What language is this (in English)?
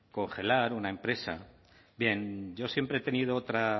Spanish